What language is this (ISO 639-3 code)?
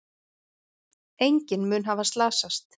isl